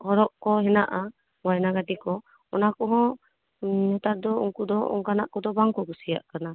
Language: Santali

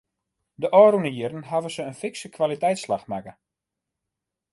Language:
Western Frisian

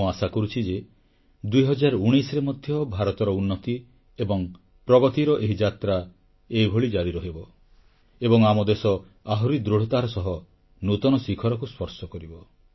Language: Odia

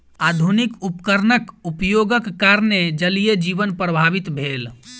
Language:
Maithili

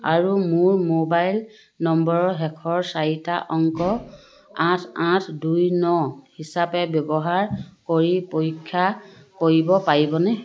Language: Assamese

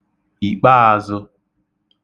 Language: Igbo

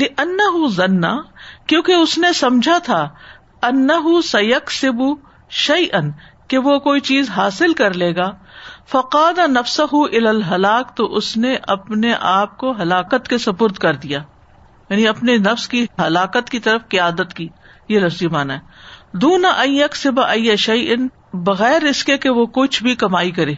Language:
Urdu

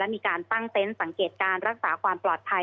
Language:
Thai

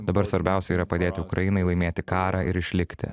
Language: Lithuanian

